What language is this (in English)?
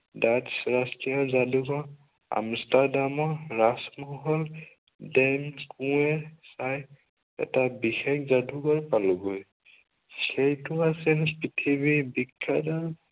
Assamese